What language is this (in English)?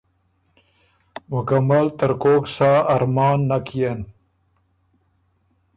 Ormuri